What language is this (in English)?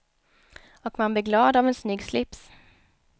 Swedish